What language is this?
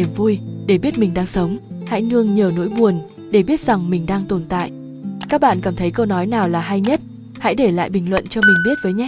Vietnamese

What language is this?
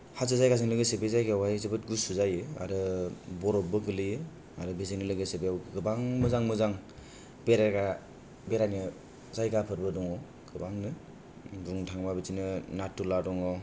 Bodo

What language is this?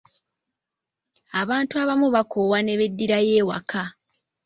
Ganda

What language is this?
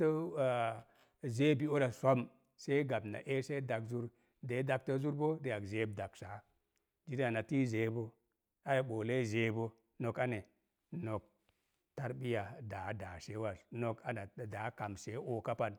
Mom Jango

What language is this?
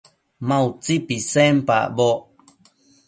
Matsés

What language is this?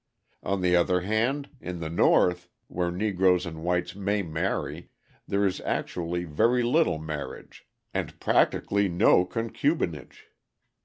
English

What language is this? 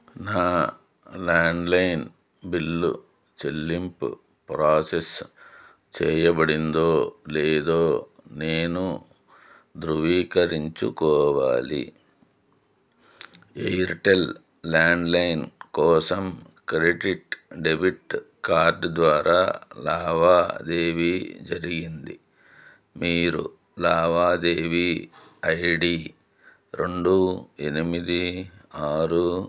Telugu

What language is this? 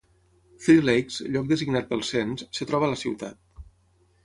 Catalan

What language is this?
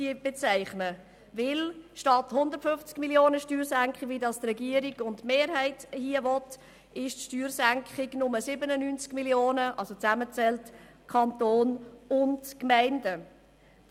Swiss German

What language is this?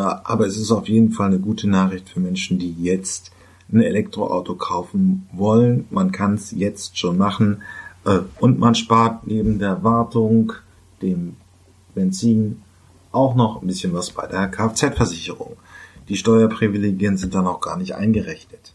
German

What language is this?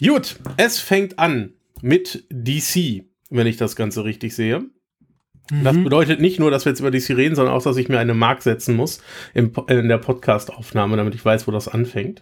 German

